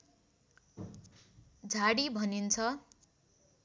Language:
Nepali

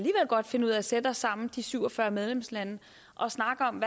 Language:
Danish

